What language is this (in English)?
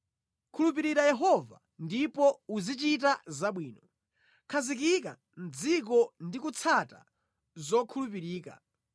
Nyanja